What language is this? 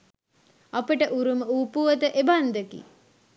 Sinhala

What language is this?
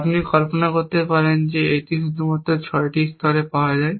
Bangla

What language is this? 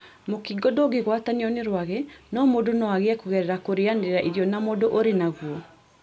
Kikuyu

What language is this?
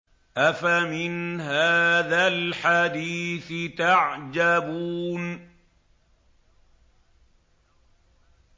Arabic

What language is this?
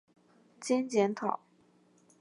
Chinese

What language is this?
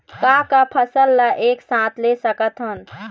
Chhattisgarhi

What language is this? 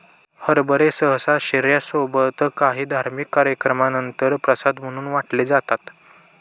Marathi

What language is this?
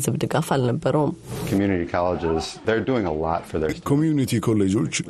Amharic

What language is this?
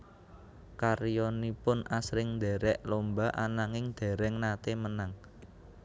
Javanese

